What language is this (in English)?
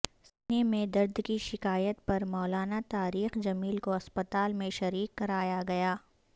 Urdu